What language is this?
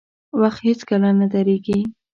Pashto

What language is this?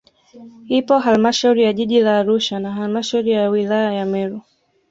Swahili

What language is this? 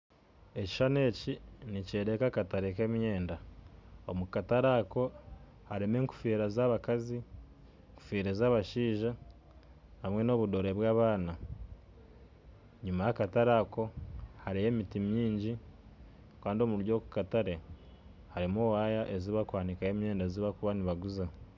Nyankole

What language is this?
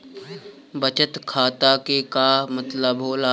Bhojpuri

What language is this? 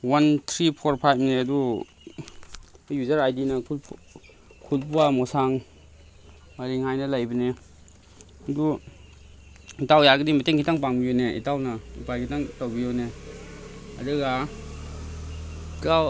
Manipuri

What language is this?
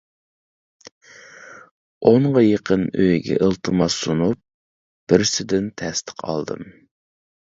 Uyghur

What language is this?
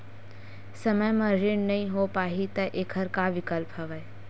Chhattisgarhi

